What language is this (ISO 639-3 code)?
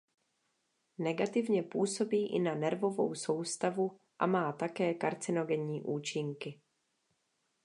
ces